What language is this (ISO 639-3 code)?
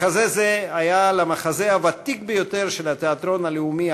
heb